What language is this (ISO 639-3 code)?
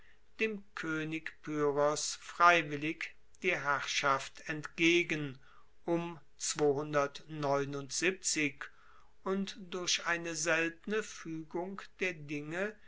deu